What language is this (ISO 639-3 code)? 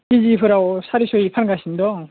brx